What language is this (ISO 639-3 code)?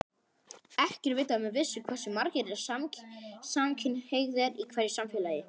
isl